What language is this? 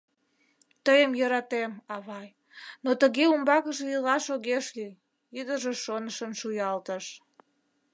Mari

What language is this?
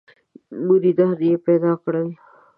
Pashto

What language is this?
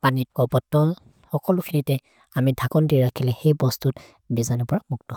Maria (India)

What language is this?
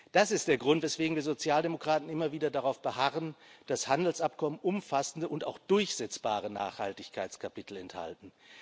German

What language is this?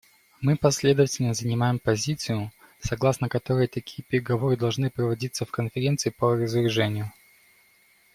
Russian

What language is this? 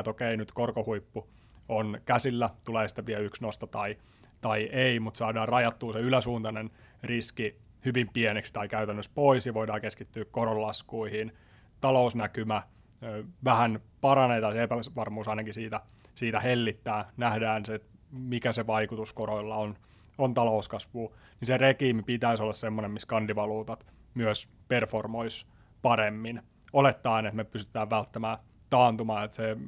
Finnish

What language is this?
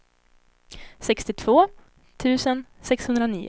Swedish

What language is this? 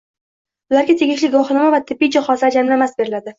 Uzbek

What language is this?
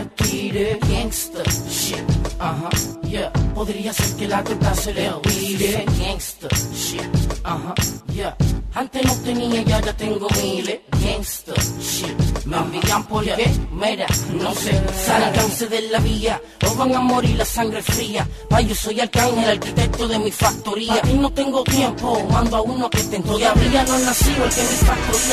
Swedish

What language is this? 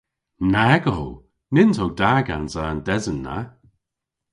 Cornish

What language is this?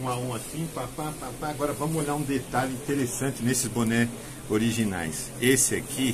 Portuguese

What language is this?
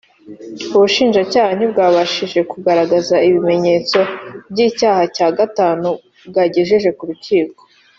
Kinyarwanda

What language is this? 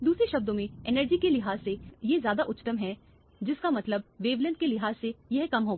Hindi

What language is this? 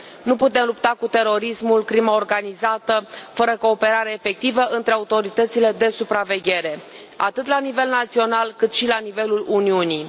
Romanian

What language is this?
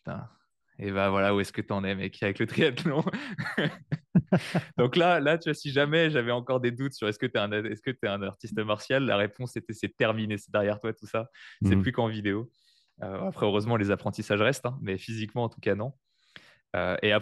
French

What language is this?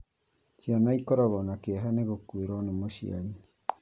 Kikuyu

